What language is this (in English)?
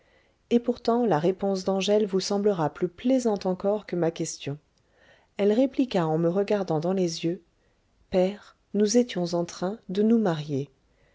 French